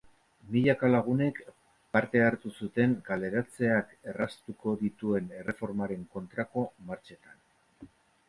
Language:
Basque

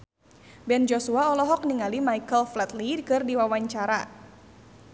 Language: Sundanese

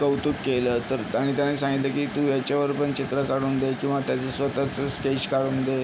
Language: Marathi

